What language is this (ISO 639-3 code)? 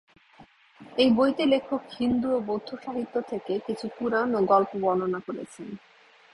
ben